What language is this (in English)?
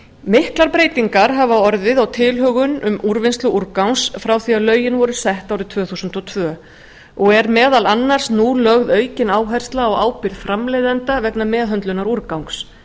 Icelandic